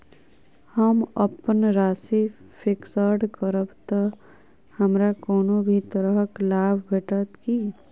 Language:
Maithili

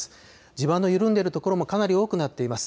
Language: Japanese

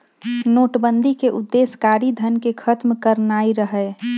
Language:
Magahi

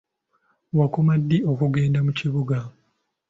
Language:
Ganda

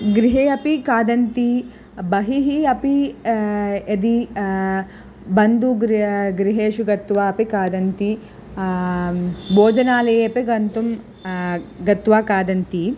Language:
Sanskrit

